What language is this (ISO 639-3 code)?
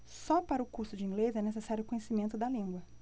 por